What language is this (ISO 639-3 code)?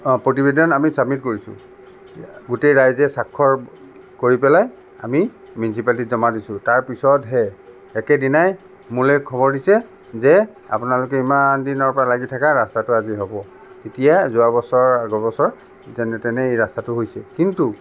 asm